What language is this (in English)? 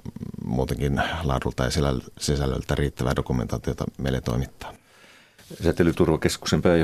Finnish